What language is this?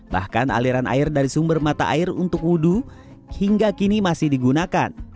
Indonesian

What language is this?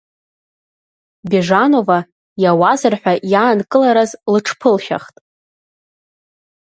Abkhazian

